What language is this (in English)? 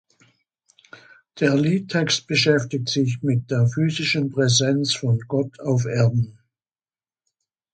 German